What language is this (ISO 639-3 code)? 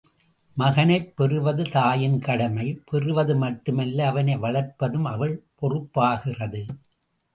tam